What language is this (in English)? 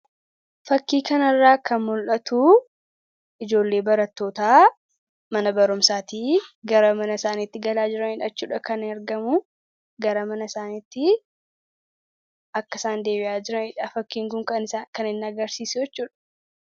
Oromo